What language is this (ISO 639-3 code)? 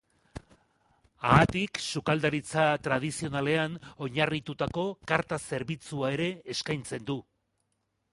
eus